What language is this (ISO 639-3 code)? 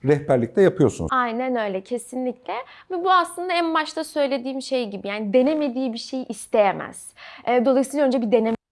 tur